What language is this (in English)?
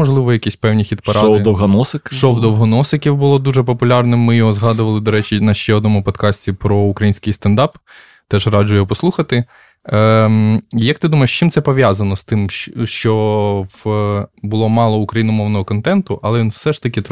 Ukrainian